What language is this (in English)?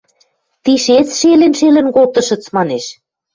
Western Mari